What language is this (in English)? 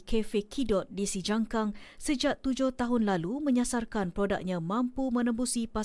Malay